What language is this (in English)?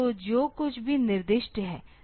Hindi